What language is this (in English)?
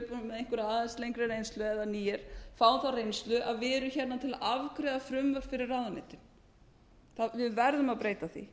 Icelandic